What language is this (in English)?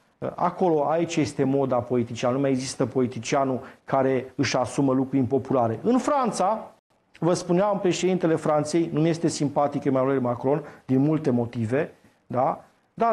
Romanian